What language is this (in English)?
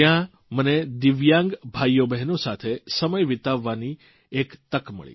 Gujarati